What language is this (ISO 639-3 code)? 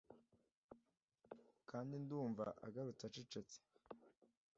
kin